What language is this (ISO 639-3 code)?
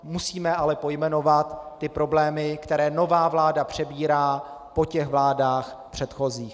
ces